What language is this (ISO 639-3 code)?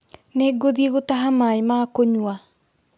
kik